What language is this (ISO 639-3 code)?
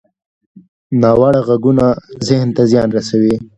pus